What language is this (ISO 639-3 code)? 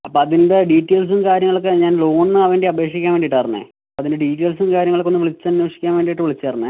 mal